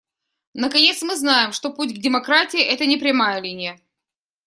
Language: Russian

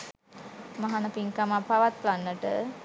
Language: Sinhala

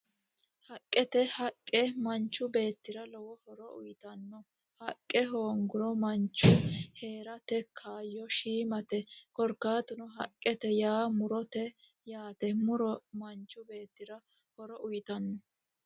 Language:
Sidamo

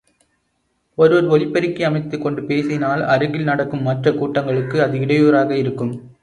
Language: Tamil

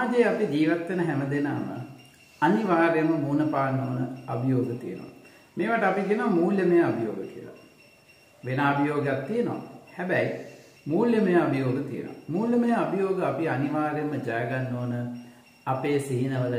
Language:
Hindi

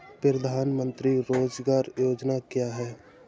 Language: Hindi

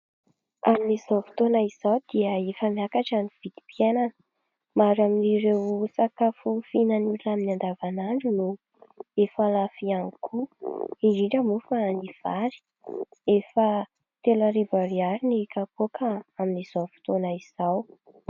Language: Malagasy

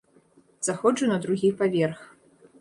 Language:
Belarusian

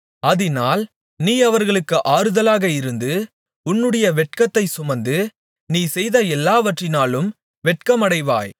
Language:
Tamil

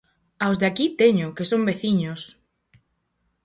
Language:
Galician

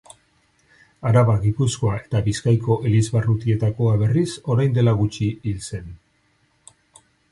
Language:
Basque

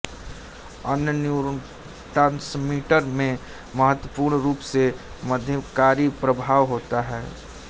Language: Hindi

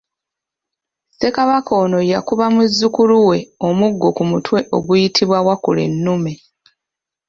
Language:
Ganda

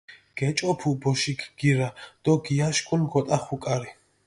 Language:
Mingrelian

